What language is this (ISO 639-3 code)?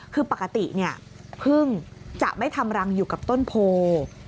tha